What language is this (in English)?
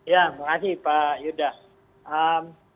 Indonesian